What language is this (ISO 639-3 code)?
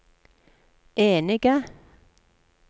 nor